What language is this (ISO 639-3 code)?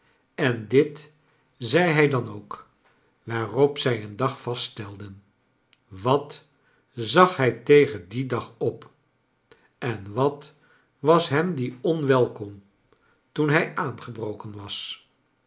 nld